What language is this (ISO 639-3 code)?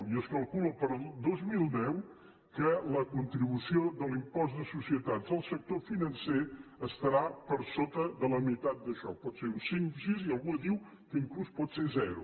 cat